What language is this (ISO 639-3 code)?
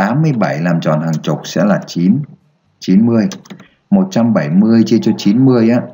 vie